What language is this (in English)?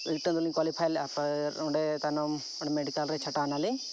Santali